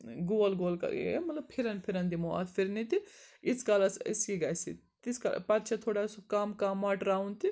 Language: Kashmiri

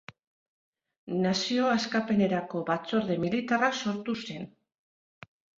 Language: Basque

